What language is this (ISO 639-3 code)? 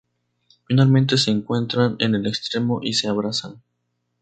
spa